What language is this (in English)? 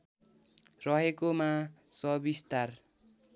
Nepali